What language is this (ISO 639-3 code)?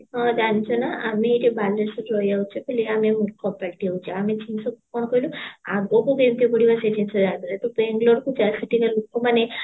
ori